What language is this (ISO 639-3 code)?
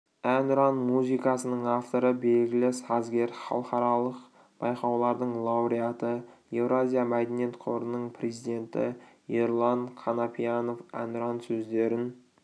kaz